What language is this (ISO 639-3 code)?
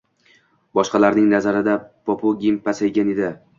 uzb